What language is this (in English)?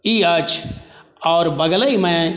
Maithili